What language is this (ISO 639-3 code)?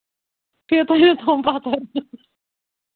kas